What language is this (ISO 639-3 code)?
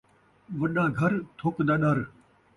skr